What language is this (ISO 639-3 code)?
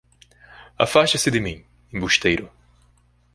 por